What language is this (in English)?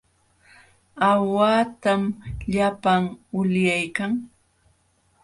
Jauja Wanca Quechua